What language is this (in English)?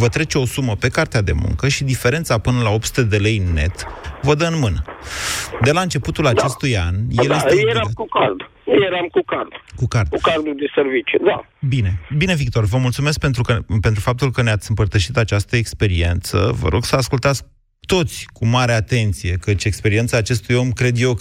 Romanian